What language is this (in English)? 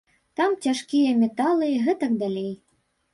Belarusian